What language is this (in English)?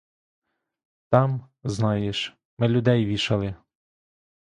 Ukrainian